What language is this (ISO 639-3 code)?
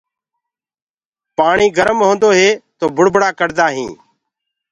ggg